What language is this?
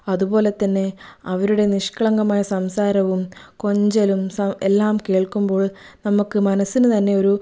Malayalam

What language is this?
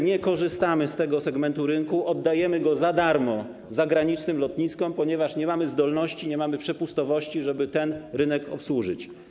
Polish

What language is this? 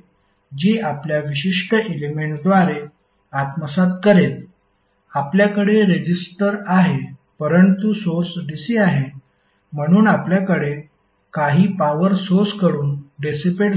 Marathi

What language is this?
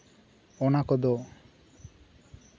Santali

